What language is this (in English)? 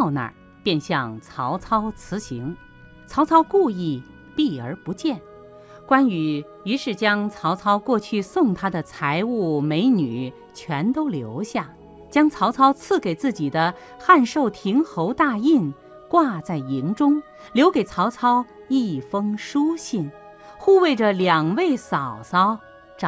Chinese